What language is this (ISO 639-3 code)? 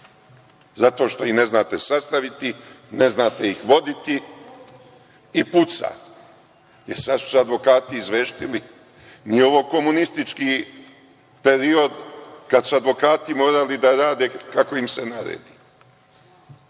srp